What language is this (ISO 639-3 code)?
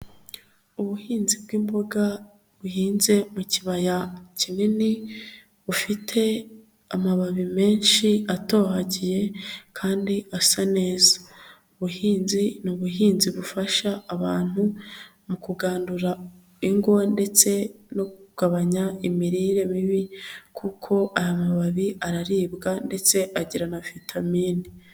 kin